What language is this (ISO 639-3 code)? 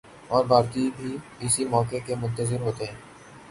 urd